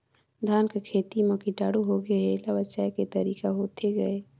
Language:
Chhattisgarhi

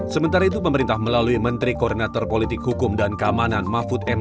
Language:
Indonesian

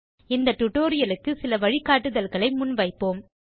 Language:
Tamil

